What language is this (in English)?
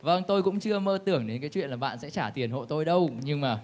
Vietnamese